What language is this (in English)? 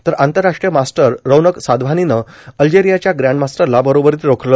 Marathi